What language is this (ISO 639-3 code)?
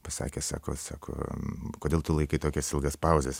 lit